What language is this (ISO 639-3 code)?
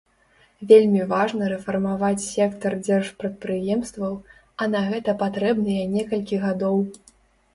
bel